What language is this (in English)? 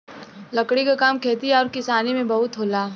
Bhojpuri